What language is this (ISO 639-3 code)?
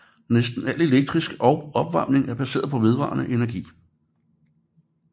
dan